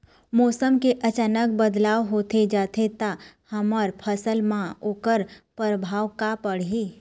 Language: Chhattisgarhi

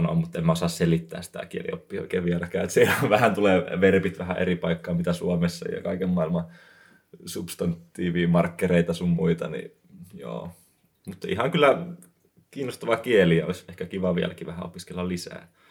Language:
Finnish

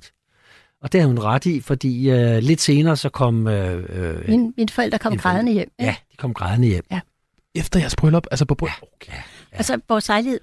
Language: Danish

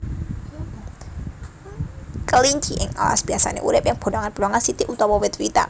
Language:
Javanese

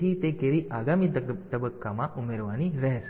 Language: Gujarati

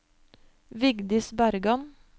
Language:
Norwegian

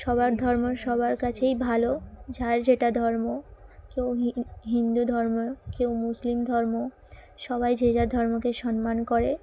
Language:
Bangla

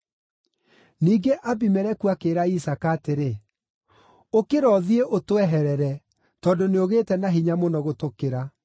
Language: Kikuyu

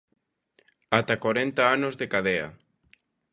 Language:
Galician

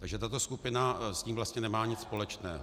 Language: Czech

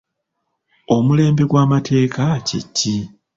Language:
Ganda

